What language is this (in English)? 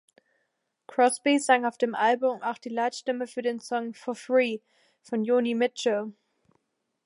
German